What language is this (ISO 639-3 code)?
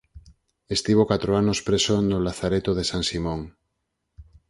glg